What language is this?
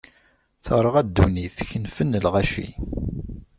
Kabyle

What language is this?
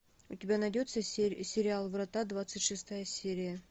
Russian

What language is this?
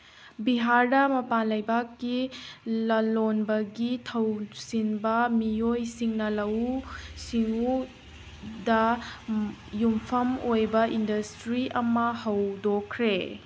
Manipuri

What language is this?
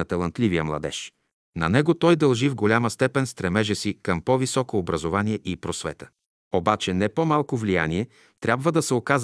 Bulgarian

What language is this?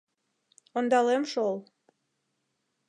Mari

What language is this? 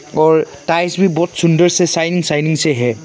Hindi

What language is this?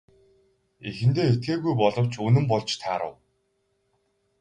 Mongolian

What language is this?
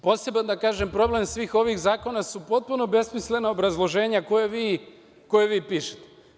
Serbian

